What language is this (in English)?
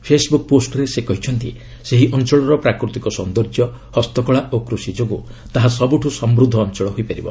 Odia